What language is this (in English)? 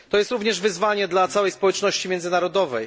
Polish